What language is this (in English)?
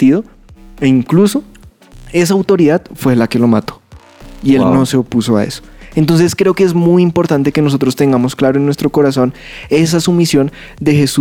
Spanish